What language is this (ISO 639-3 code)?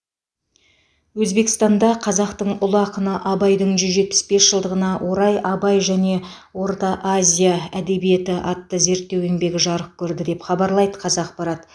kaz